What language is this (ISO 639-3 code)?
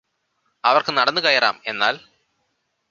mal